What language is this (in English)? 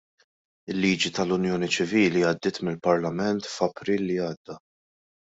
Maltese